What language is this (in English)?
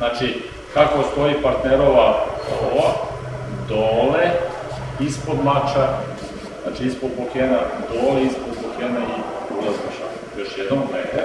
Serbian